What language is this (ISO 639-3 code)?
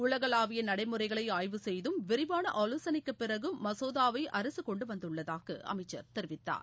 tam